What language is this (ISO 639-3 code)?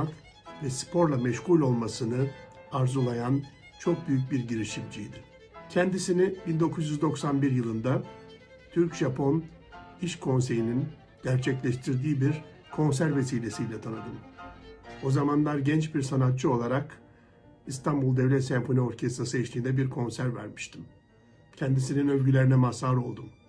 tur